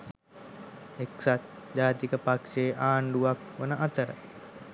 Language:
Sinhala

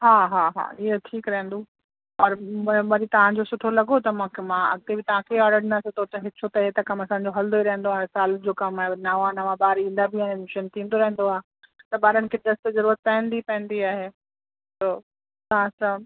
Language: Sindhi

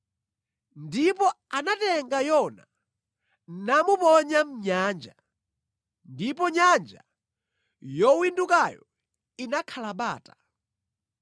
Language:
Nyanja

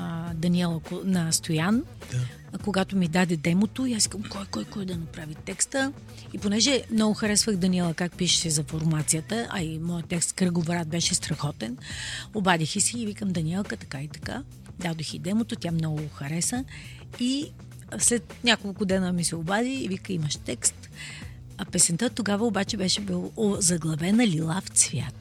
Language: Bulgarian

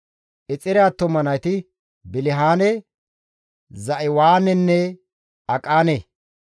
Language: Gamo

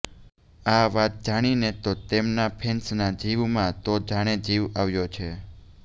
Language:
Gujarati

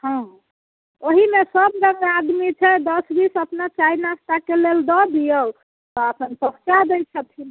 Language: Maithili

